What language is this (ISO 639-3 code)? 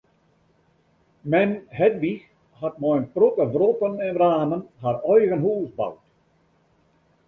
fry